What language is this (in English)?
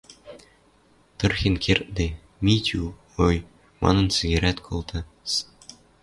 Western Mari